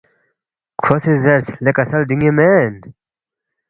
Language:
Balti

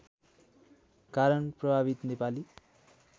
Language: Nepali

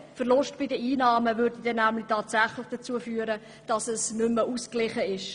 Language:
Swiss German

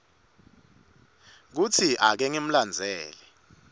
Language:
Swati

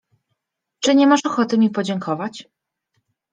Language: Polish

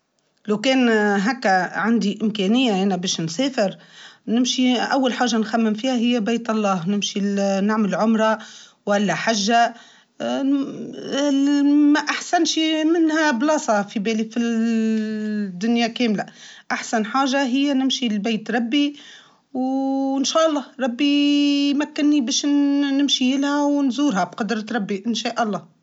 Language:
Tunisian Arabic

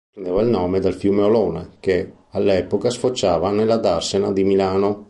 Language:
Italian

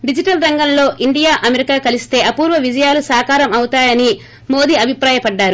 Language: Telugu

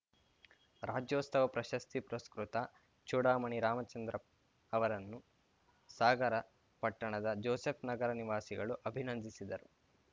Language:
Kannada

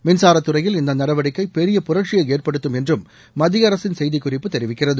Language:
Tamil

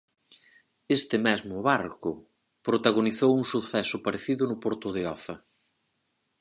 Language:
Galician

